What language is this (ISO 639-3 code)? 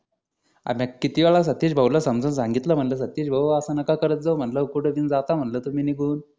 mar